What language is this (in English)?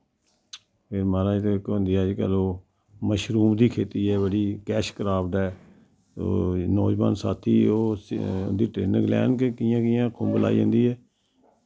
Dogri